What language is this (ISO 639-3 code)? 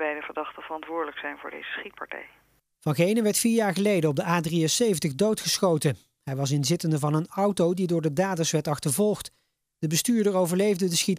nld